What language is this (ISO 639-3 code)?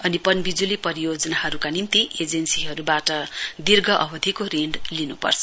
nep